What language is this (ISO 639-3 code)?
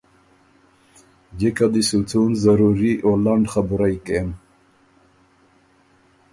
oru